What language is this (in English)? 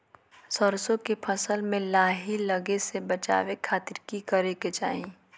Magahi